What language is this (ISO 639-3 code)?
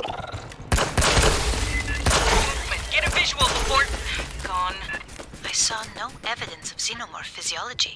eng